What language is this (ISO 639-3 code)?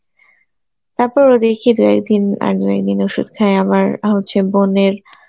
ben